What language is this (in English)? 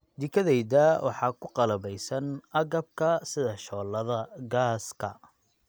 Somali